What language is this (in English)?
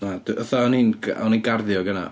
Welsh